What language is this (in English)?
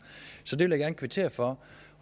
Danish